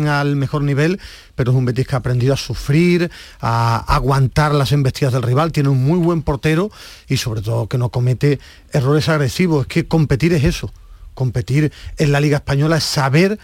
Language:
Spanish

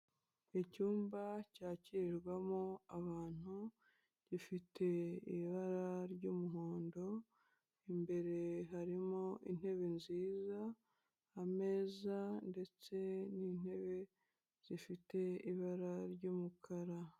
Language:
Kinyarwanda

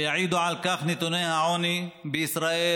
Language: Hebrew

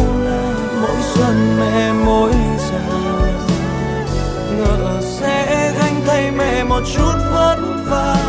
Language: Vietnamese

